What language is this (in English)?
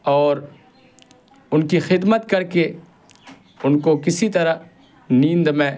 Urdu